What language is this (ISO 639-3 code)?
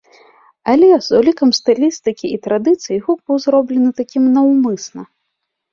bel